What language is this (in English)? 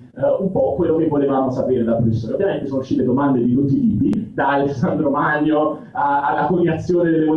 Italian